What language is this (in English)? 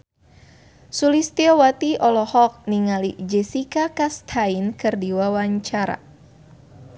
Sundanese